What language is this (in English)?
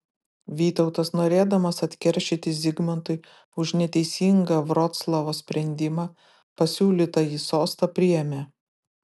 Lithuanian